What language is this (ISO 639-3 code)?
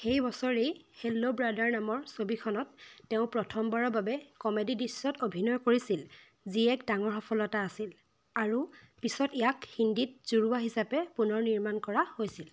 asm